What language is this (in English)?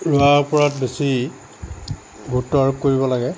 Assamese